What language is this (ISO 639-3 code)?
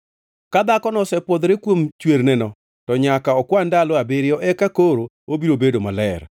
luo